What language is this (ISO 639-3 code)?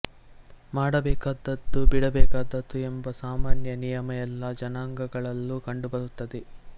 kan